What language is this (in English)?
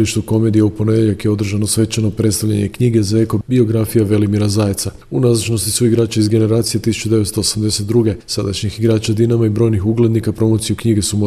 Croatian